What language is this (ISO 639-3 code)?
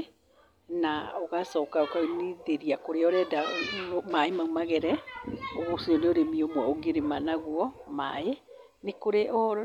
kik